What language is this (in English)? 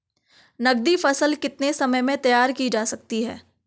Hindi